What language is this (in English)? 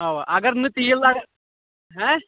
Kashmiri